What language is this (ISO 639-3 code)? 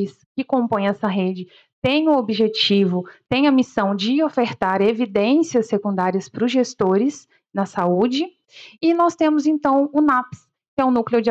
por